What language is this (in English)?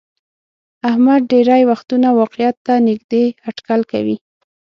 Pashto